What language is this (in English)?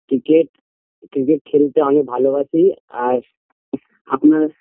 Bangla